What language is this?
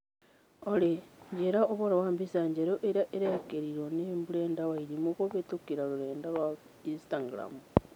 Kikuyu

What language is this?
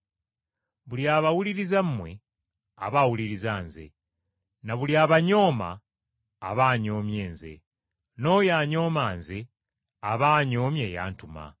Ganda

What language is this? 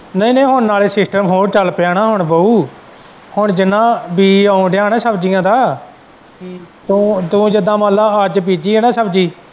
Punjabi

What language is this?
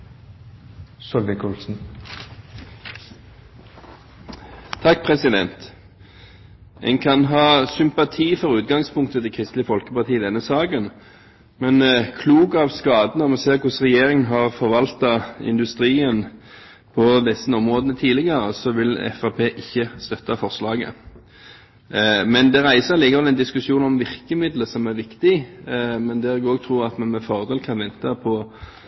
Norwegian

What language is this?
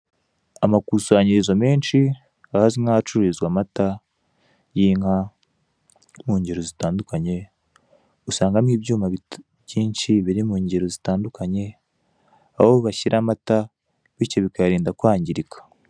Kinyarwanda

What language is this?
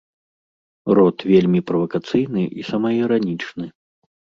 Belarusian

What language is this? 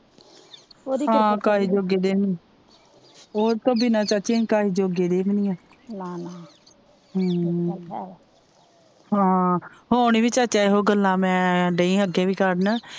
Punjabi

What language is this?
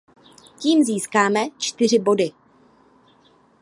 Czech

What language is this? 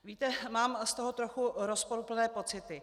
Czech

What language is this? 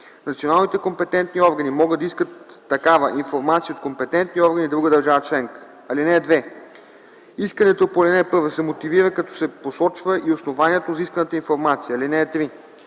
Bulgarian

